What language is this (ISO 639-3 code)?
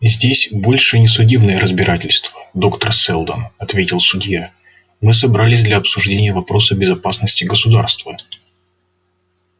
rus